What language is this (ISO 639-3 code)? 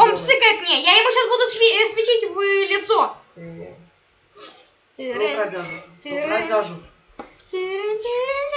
rus